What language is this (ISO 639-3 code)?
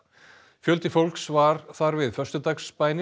isl